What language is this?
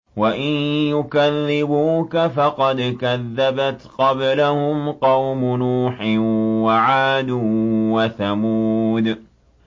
Arabic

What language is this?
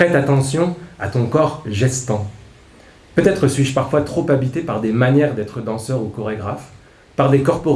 French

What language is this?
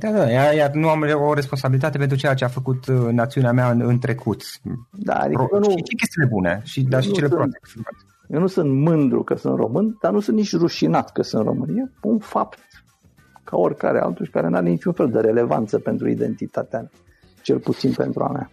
Romanian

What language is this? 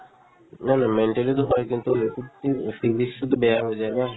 Assamese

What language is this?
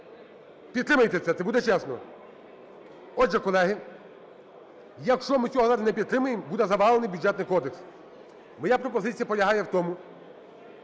Ukrainian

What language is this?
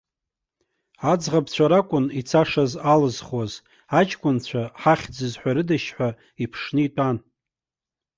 Abkhazian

